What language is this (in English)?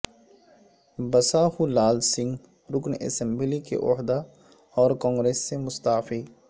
Urdu